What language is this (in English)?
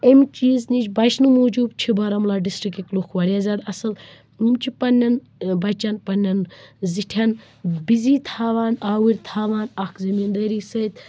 Kashmiri